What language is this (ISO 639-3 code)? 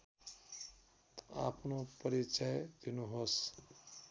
nep